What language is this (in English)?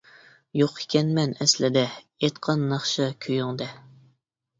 Uyghur